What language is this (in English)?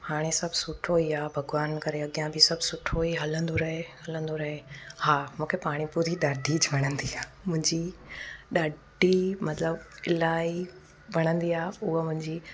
Sindhi